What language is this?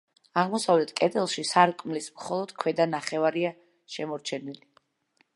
Georgian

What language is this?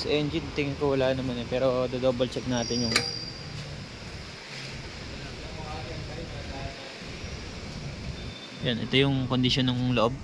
Filipino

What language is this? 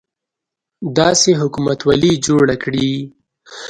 Pashto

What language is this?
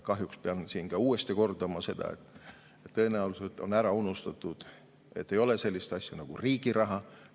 Estonian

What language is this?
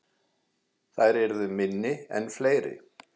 Icelandic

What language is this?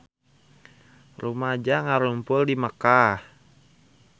Sundanese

